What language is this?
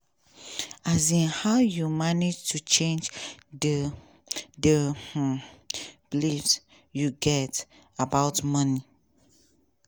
Nigerian Pidgin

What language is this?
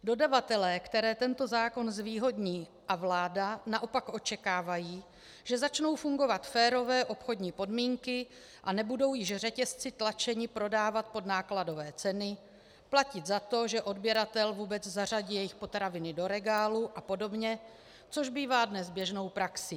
Czech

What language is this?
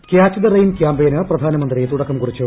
Malayalam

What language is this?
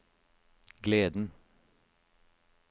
Norwegian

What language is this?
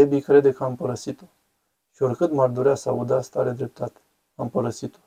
Romanian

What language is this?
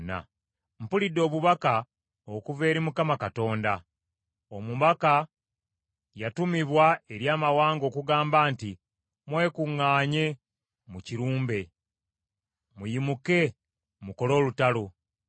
Ganda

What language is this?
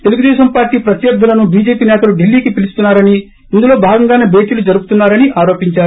Telugu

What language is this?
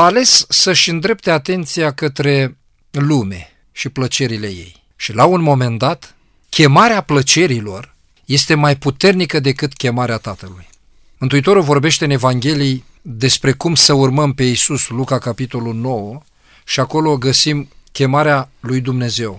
Romanian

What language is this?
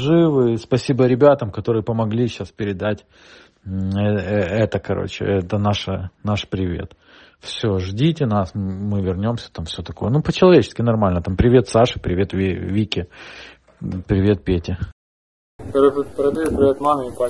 Russian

